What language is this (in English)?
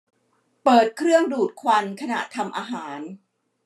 Thai